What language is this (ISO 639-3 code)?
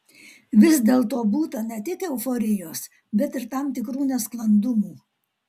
lit